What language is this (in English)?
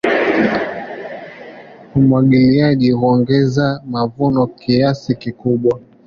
Swahili